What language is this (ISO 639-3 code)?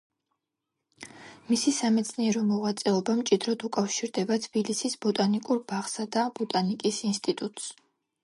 kat